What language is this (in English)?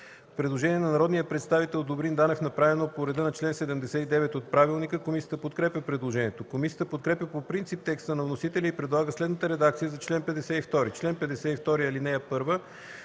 Bulgarian